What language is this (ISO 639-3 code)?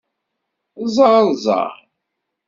kab